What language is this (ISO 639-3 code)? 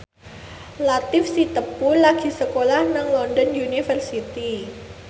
jav